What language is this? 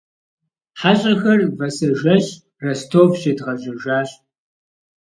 Kabardian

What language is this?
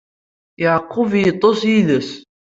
Kabyle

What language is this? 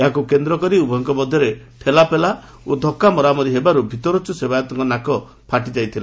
Odia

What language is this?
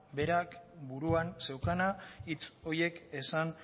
Basque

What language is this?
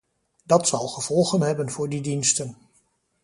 Dutch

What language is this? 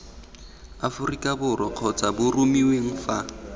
Tswana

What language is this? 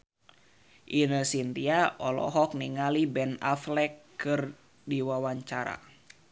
Sundanese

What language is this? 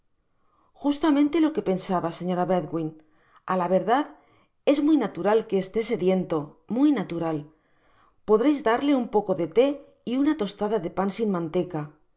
Spanish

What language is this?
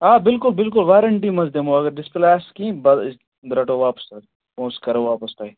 Kashmiri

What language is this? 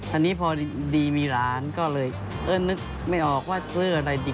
Thai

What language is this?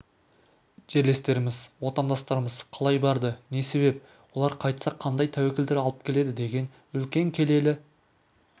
Kazakh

